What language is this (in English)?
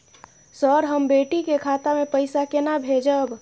Maithili